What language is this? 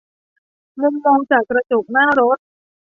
Thai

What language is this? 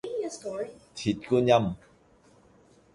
Cantonese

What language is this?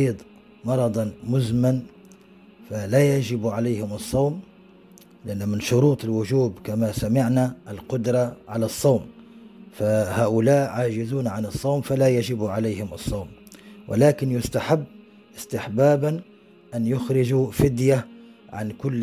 Arabic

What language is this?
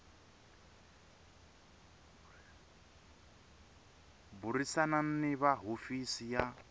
Tsonga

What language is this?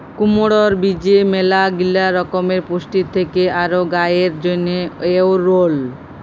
Bangla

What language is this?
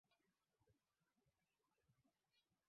Swahili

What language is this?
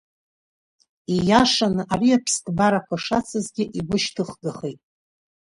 Abkhazian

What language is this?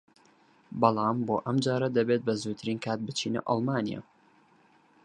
Central Kurdish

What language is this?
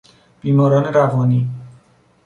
Persian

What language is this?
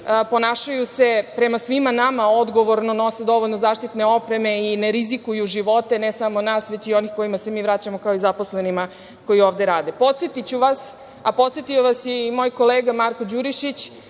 Serbian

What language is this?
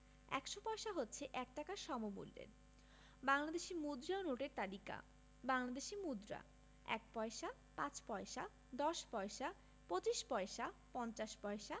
Bangla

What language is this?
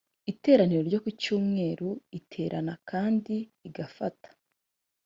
Kinyarwanda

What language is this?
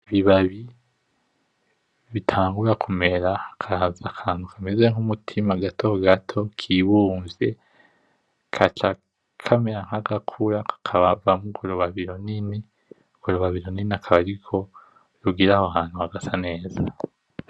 Rundi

